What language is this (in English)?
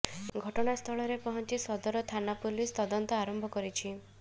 Odia